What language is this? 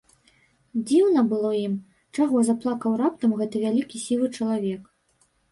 Belarusian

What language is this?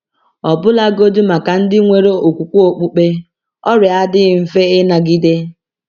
Igbo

